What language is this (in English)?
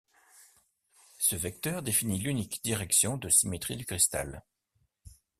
French